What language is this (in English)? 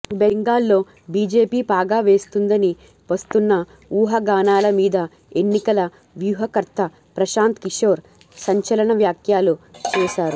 Telugu